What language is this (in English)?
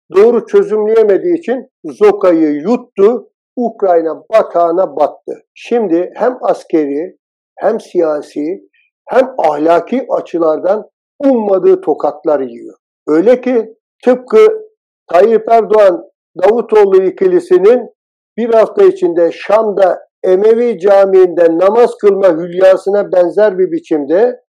Turkish